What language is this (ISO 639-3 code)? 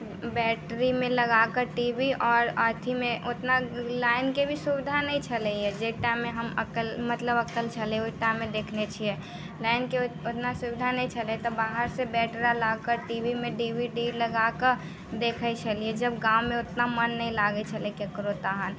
mai